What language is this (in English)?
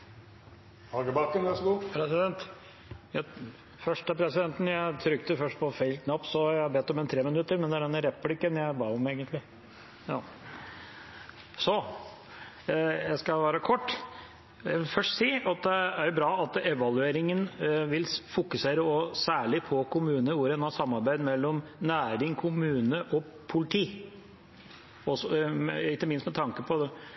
Norwegian